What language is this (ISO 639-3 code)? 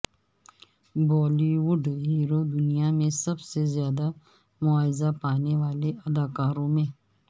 urd